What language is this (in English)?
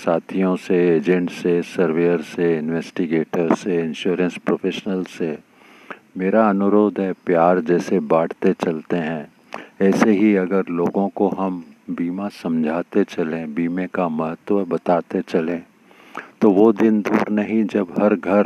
Hindi